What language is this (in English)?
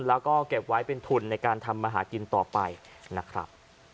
Thai